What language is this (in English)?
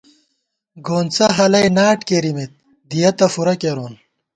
Gawar-Bati